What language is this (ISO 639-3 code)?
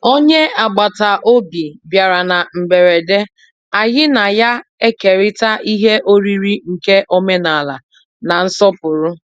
ibo